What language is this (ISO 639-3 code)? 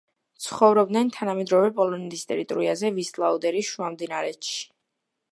kat